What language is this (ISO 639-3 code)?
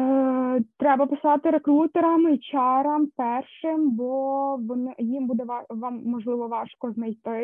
ukr